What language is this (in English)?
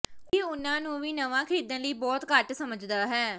Punjabi